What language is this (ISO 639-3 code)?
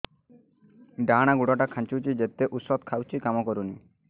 ori